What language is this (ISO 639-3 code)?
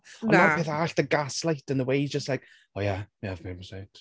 cym